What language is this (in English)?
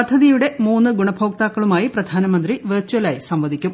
Malayalam